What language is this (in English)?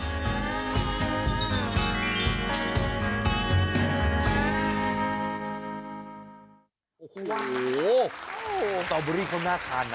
Thai